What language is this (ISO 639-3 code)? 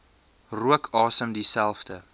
afr